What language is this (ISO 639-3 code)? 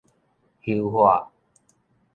nan